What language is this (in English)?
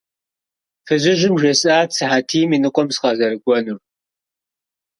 Kabardian